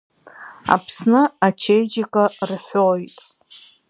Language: Abkhazian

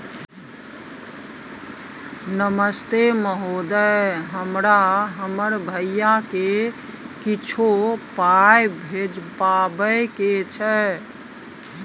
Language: Maithili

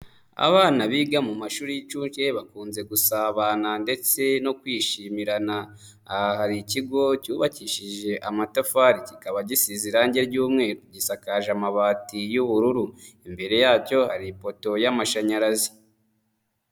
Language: Kinyarwanda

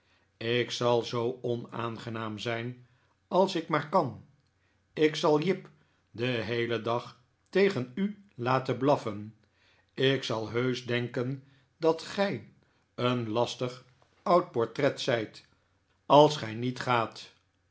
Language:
Dutch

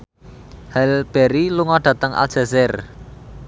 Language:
Javanese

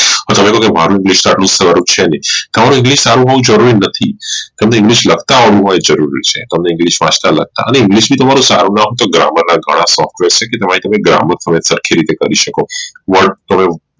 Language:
Gujarati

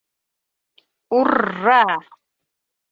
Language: Bashkir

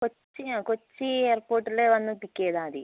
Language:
Malayalam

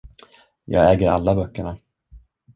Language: Swedish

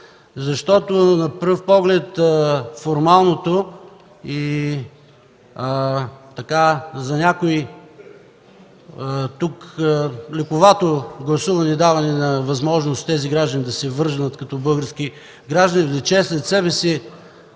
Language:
Bulgarian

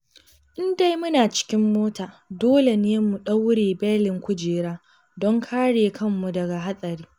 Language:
Hausa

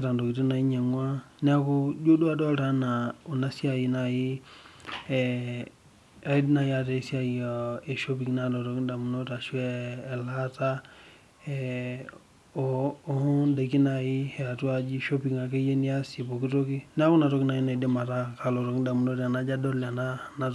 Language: Masai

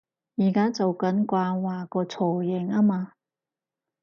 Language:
Cantonese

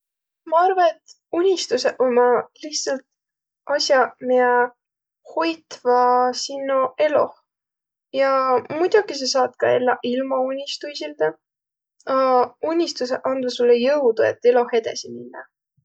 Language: Võro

